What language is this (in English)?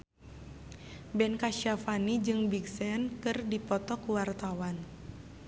Sundanese